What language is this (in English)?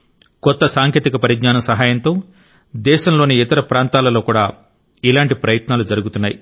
Telugu